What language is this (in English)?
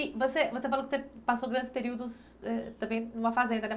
Portuguese